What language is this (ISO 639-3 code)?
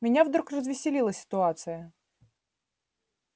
rus